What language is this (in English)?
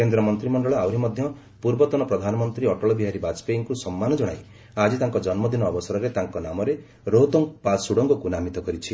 Odia